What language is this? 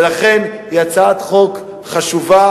Hebrew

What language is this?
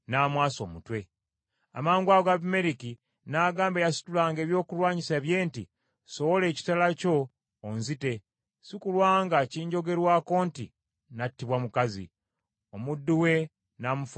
Ganda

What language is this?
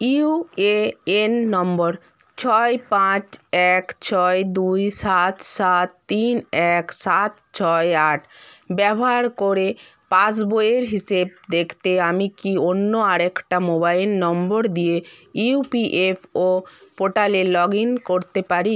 Bangla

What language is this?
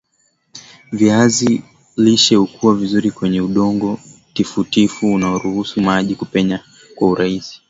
Swahili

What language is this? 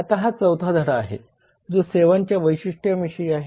Marathi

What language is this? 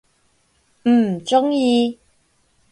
Cantonese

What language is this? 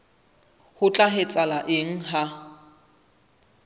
Southern Sotho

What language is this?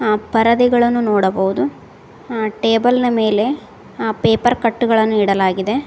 Kannada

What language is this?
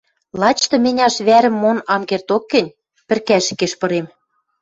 Western Mari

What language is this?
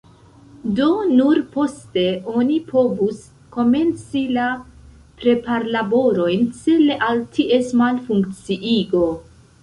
Esperanto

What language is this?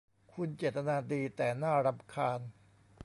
Thai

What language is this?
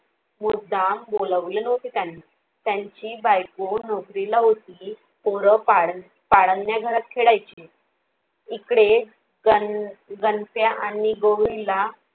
Marathi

